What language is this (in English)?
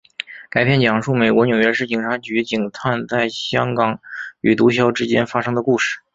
Chinese